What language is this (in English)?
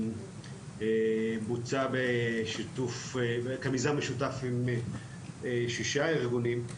Hebrew